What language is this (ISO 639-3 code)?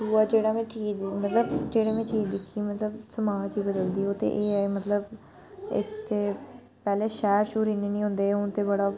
doi